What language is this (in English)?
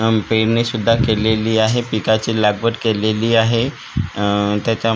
Marathi